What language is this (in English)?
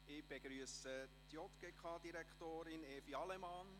Swiss German